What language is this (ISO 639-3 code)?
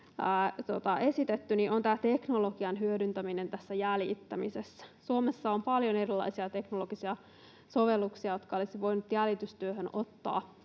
fin